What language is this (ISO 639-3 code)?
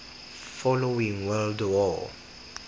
tsn